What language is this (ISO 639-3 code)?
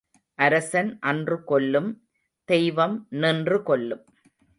tam